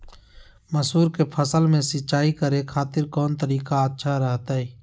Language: Magahi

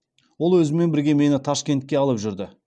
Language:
Kazakh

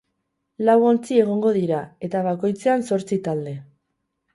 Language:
Basque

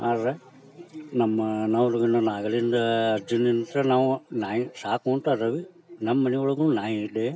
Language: Kannada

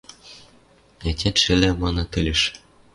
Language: Western Mari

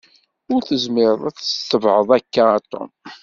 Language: Kabyle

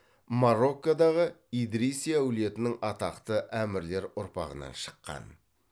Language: Kazakh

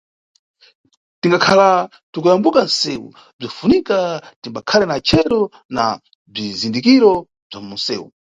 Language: Nyungwe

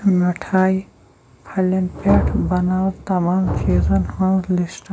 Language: Kashmiri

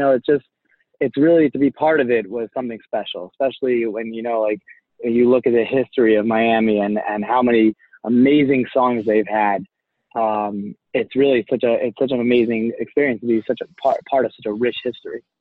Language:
English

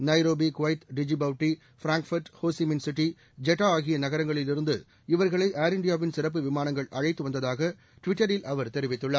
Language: Tamil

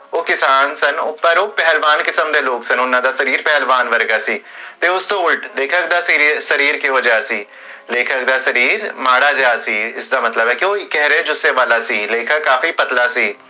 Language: Punjabi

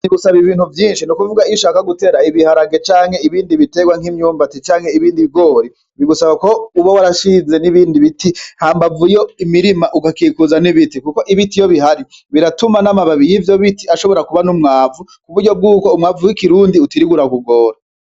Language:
Rundi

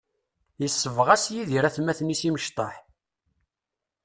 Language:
Kabyle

